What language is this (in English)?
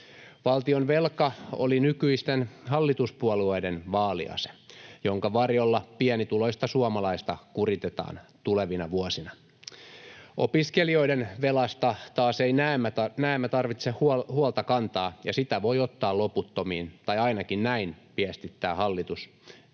Finnish